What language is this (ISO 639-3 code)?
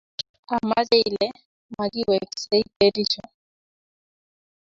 kln